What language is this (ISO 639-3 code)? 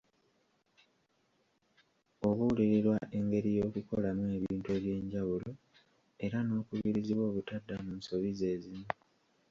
lug